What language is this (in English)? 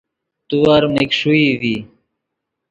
Yidgha